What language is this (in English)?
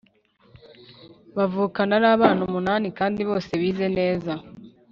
Kinyarwanda